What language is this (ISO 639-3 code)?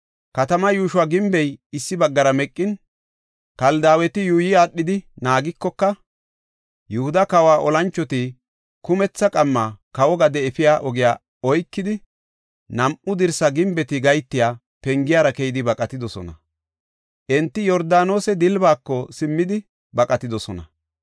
gof